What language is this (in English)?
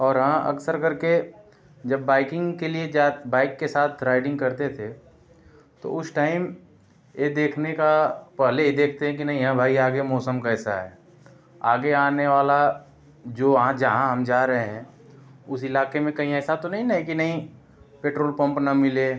Hindi